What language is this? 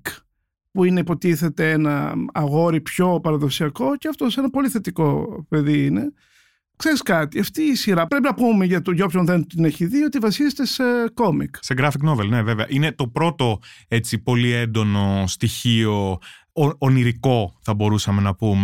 Greek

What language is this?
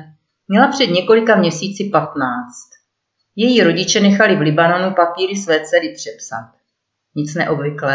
Czech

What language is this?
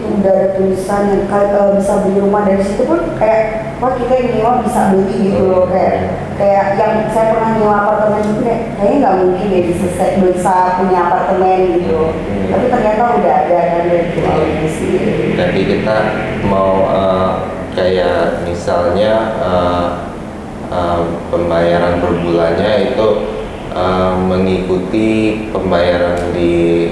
Indonesian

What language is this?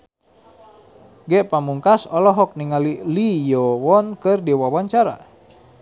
Sundanese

